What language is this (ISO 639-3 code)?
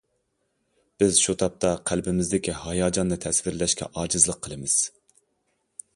uig